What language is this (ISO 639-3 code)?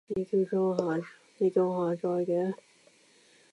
yue